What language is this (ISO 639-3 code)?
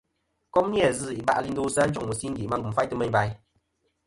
bkm